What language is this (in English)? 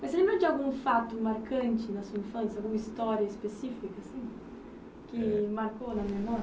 Portuguese